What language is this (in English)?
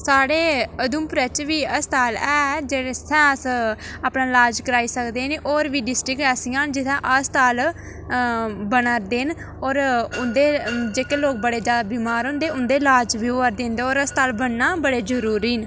Dogri